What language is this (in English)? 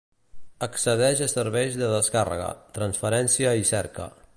Catalan